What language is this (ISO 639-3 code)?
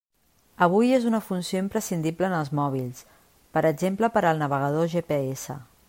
cat